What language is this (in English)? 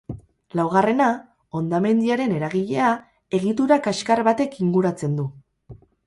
Basque